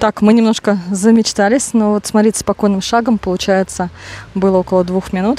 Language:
Russian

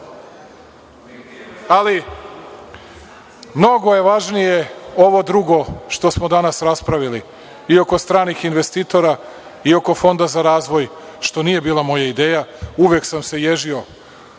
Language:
Serbian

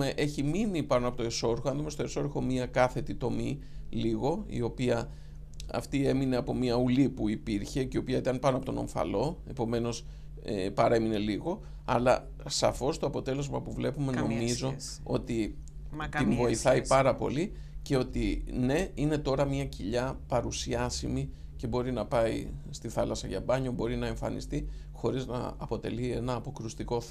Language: Greek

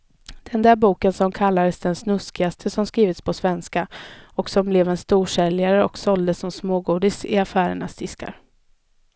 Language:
Swedish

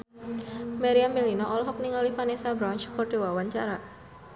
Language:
Sundanese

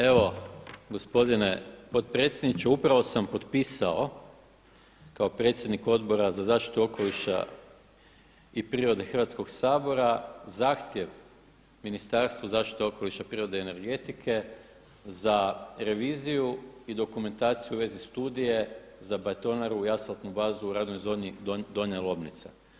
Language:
Croatian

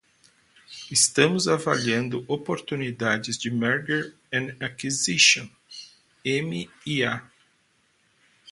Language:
Portuguese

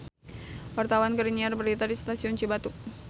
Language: Sundanese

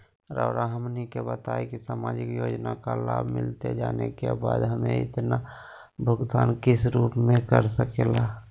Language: Magahi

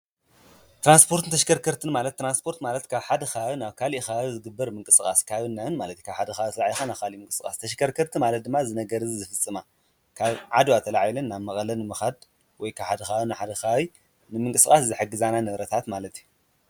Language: Tigrinya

